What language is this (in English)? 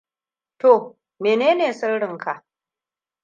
Hausa